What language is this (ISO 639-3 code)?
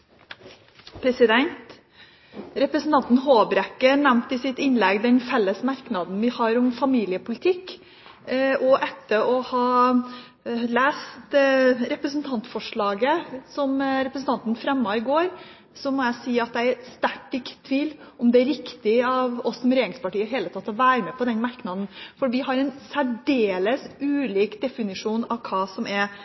nor